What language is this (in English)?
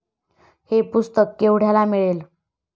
Marathi